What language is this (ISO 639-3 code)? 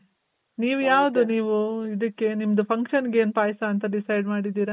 kan